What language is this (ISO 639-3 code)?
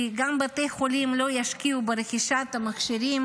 heb